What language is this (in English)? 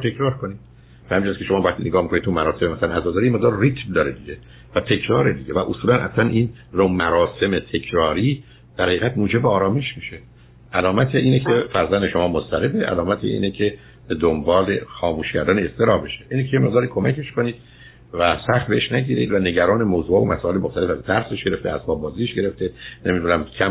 Persian